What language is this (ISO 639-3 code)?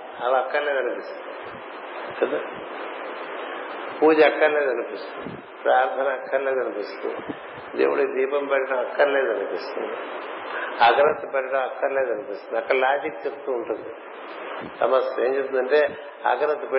tel